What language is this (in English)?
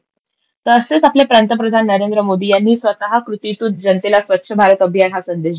Marathi